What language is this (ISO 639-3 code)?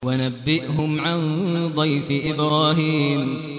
ara